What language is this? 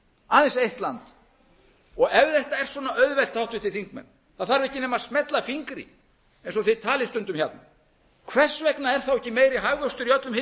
Icelandic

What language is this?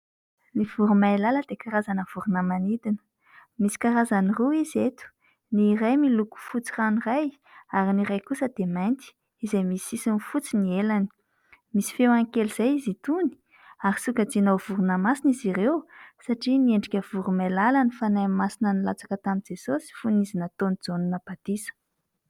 Malagasy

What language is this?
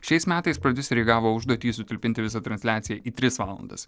Lithuanian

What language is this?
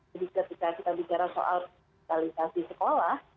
Indonesian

